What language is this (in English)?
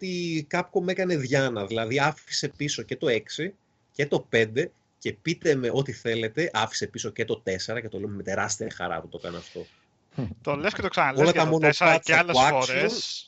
Greek